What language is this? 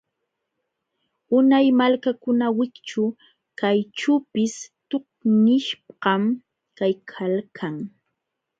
Jauja Wanca Quechua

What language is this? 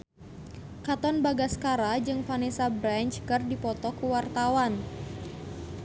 Sundanese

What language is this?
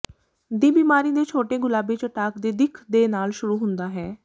Punjabi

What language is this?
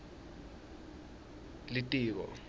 Swati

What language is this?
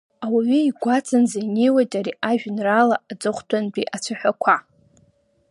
Abkhazian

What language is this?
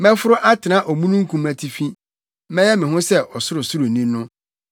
Akan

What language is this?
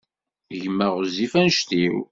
Kabyle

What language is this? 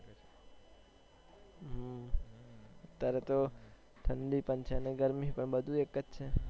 Gujarati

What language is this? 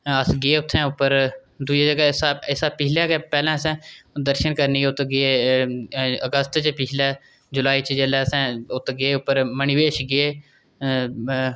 Dogri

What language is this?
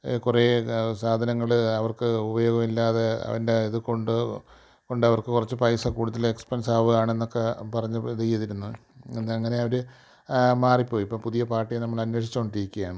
Malayalam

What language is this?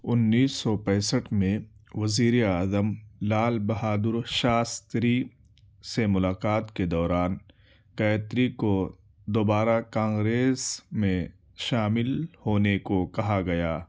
Urdu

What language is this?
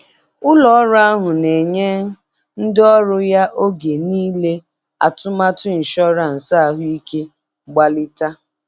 Igbo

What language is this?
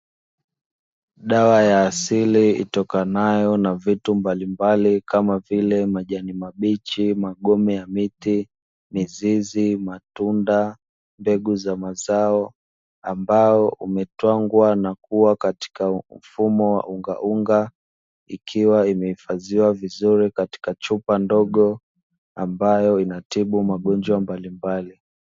Swahili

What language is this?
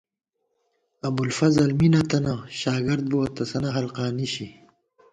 Gawar-Bati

